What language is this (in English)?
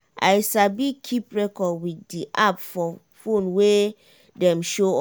Nigerian Pidgin